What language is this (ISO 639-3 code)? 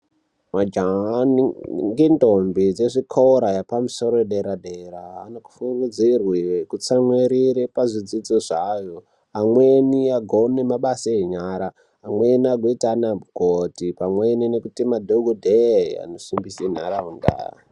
ndc